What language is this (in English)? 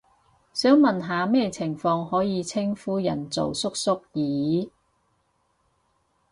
Cantonese